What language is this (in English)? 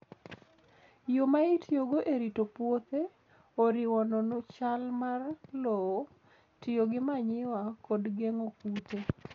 Luo (Kenya and Tanzania)